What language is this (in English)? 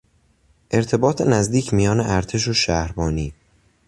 Persian